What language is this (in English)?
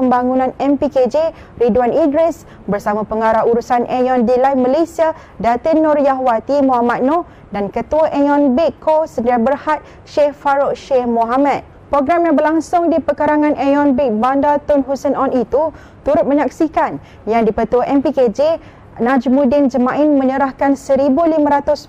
Malay